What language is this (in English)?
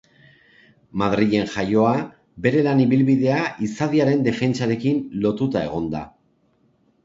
Basque